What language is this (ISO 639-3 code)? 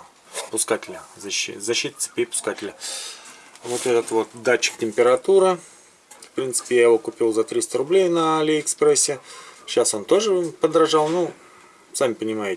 rus